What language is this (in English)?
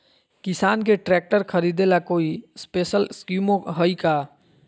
Magahi